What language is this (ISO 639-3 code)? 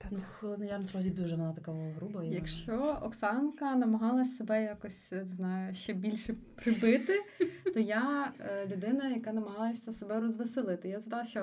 ukr